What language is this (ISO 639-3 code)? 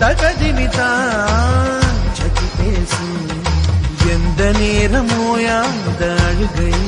tam